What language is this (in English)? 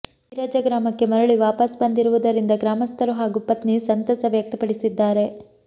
Kannada